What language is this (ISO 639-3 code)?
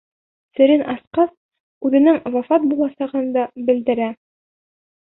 bak